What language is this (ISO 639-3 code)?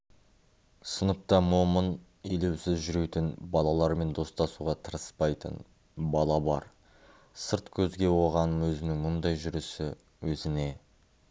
kaz